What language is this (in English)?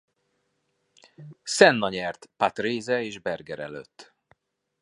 Hungarian